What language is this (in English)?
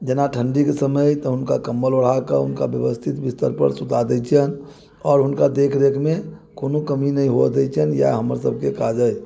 Maithili